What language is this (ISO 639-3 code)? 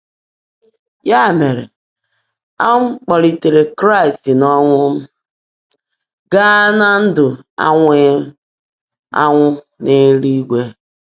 ibo